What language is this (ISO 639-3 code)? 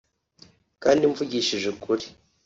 kin